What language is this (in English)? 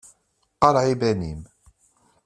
Kabyle